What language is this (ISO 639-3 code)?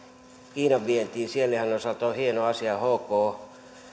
fin